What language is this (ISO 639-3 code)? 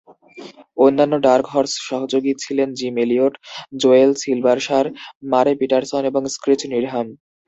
ben